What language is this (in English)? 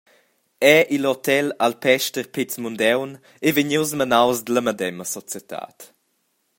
Romansh